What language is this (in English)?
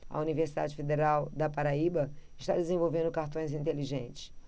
Portuguese